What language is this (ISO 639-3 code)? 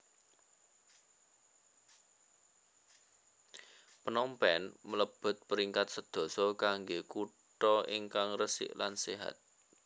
jav